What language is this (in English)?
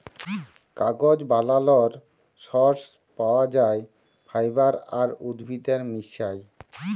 Bangla